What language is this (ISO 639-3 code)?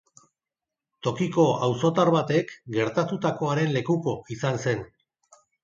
eus